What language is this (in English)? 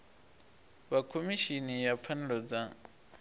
Venda